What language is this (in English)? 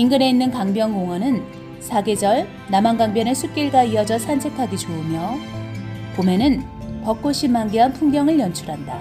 Korean